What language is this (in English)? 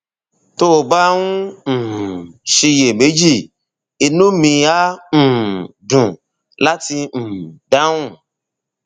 Yoruba